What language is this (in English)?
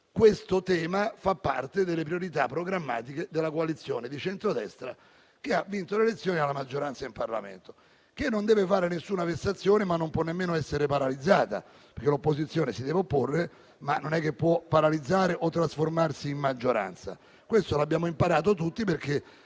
Italian